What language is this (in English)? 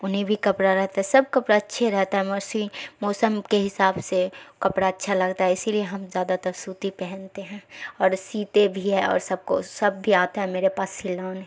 Urdu